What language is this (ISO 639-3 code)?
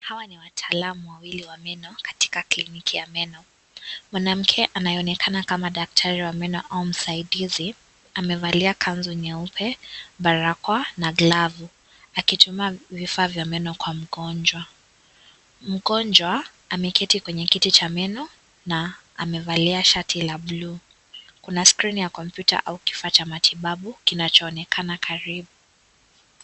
swa